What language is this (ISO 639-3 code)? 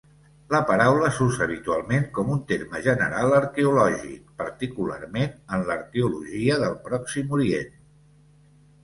cat